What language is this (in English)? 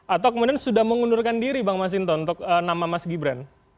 Indonesian